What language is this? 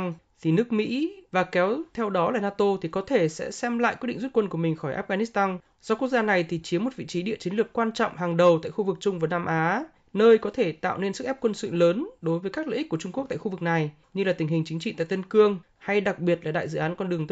Vietnamese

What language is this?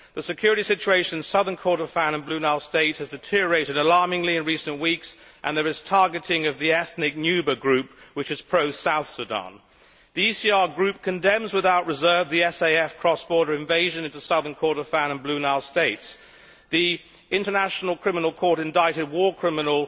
English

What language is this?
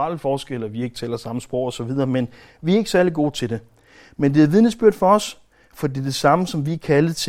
Danish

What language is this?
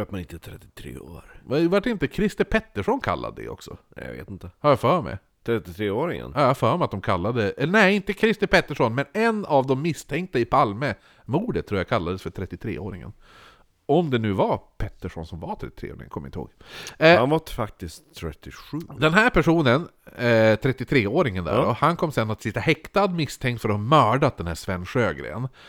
Swedish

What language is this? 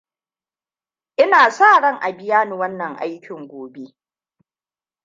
Hausa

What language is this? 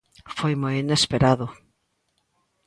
Galician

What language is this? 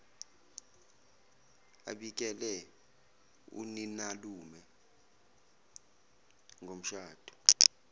Zulu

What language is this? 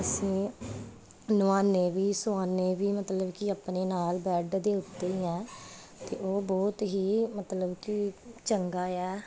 Punjabi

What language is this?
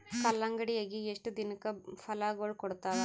Kannada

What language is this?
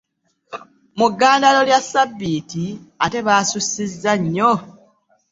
Ganda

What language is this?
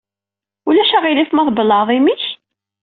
Kabyle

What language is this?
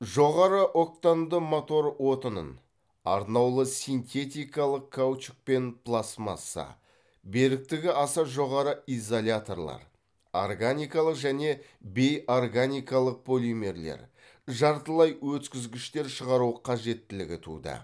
Kazakh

